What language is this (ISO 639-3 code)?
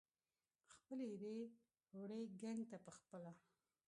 pus